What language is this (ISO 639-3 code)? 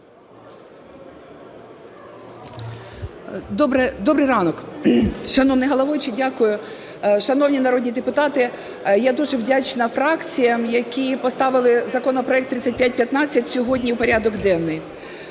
ukr